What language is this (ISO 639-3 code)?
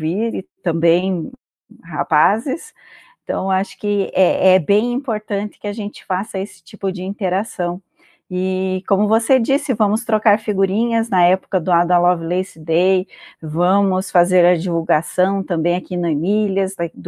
por